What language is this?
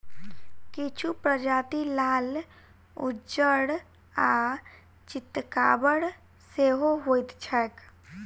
Maithili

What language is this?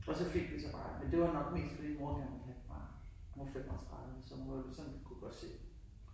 Danish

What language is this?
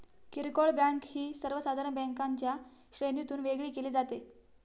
Marathi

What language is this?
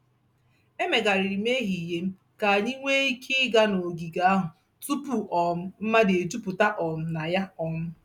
Igbo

